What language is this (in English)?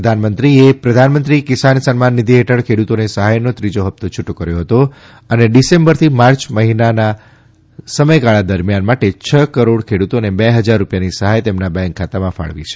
Gujarati